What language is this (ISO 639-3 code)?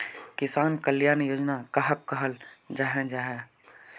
mag